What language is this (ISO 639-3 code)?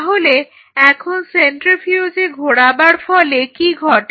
ben